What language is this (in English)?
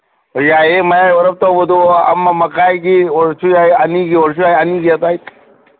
Manipuri